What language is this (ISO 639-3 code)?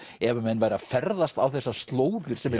isl